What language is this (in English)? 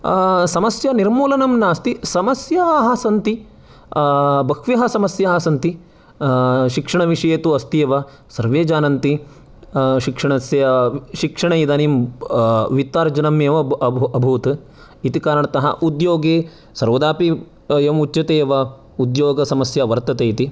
Sanskrit